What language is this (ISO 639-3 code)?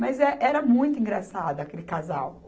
por